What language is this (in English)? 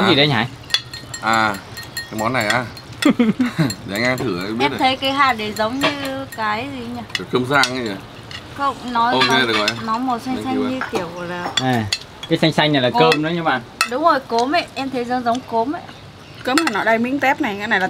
Vietnamese